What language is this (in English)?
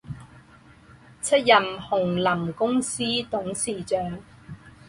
Chinese